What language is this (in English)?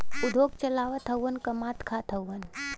Bhojpuri